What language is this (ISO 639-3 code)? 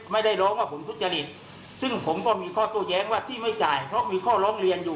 tha